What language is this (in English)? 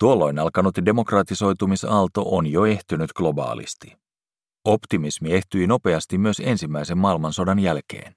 Finnish